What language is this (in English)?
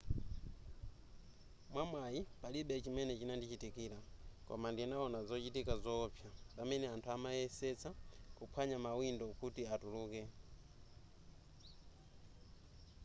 Nyanja